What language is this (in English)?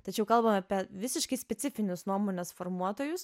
Lithuanian